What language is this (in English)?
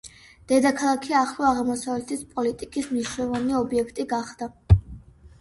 Georgian